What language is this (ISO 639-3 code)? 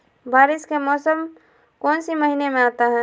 mag